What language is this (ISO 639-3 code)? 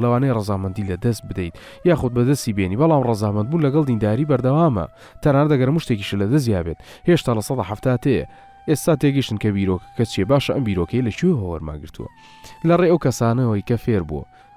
ara